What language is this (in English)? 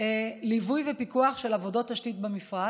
Hebrew